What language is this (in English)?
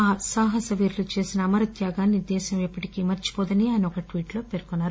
Telugu